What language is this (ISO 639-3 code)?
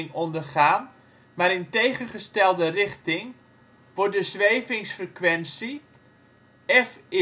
nld